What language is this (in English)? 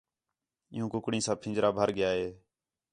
Khetrani